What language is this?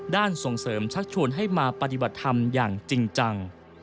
Thai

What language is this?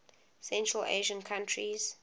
English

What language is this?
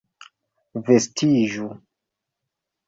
Esperanto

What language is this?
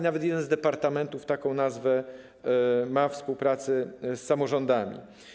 Polish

